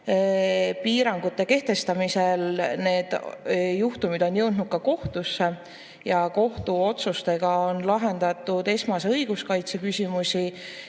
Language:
Estonian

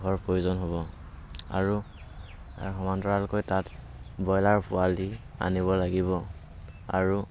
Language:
Assamese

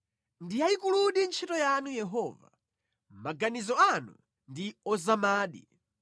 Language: Nyanja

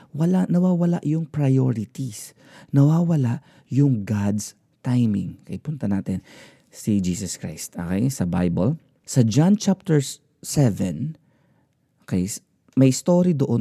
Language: Filipino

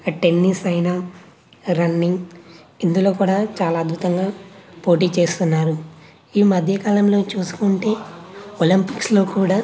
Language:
Telugu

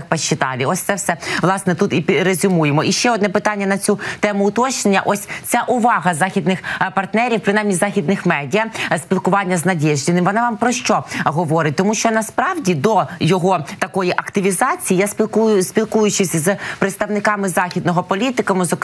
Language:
Ukrainian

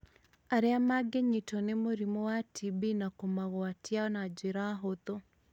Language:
Kikuyu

